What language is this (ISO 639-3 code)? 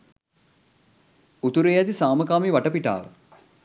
sin